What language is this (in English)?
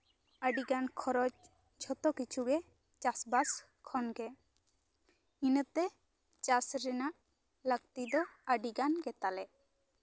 Santali